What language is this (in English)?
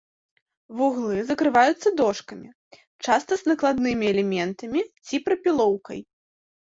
Belarusian